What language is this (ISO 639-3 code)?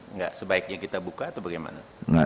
ind